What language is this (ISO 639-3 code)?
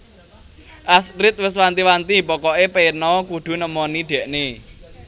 jav